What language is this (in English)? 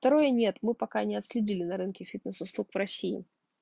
Russian